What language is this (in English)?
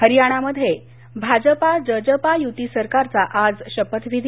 Marathi